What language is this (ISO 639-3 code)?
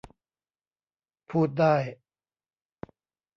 tha